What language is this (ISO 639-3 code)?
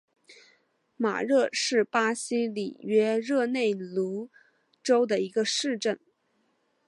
zho